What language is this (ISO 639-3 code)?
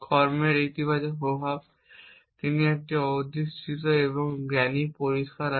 ben